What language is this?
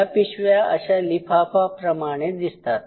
Marathi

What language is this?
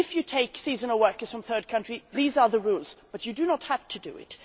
English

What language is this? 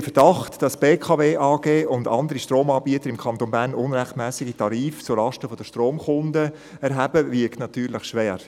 Swiss German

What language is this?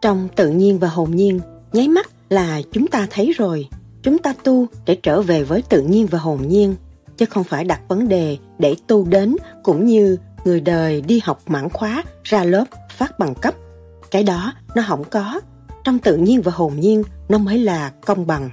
Vietnamese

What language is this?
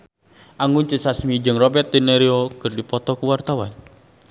Sundanese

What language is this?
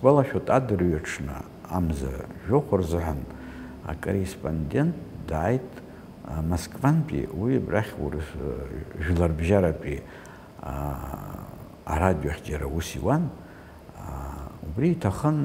Arabic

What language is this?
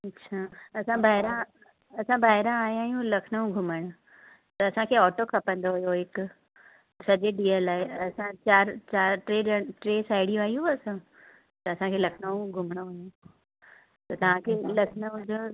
Sindhi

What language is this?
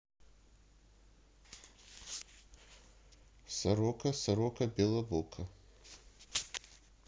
Russian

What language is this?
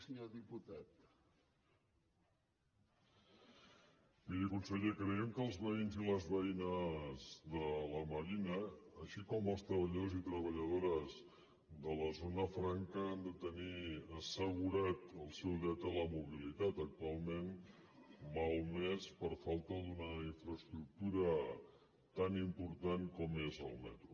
Catalan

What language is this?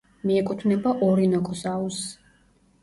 Georgian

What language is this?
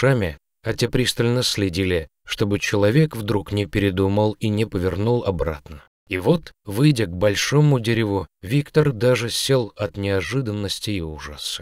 Russian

